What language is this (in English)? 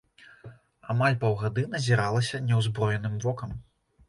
Belarusian